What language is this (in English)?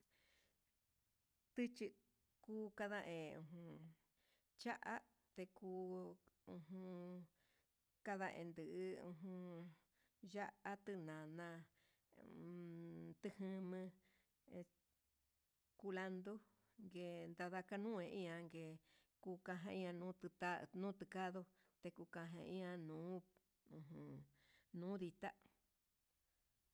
Huitepec Mixtec